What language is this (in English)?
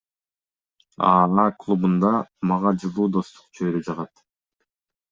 Kyrgyz